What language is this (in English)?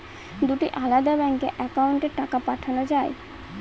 Bangla